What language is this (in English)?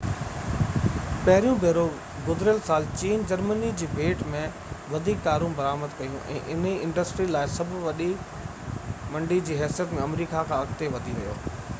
Sindhi